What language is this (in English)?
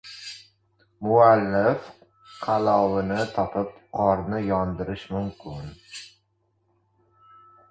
Uzbek